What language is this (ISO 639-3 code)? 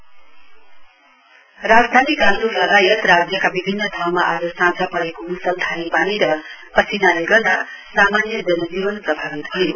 nep